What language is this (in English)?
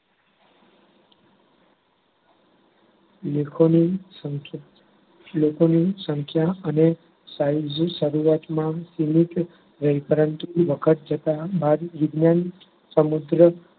Gujarati